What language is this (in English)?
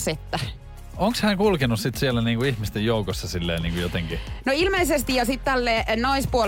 Finnish